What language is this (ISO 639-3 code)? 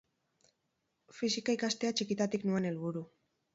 eus